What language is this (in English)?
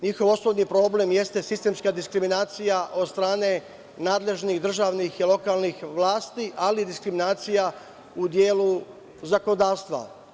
Serbian